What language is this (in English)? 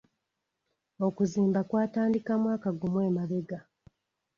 Ganda